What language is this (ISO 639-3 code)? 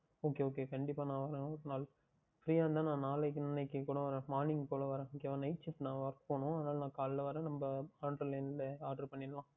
tam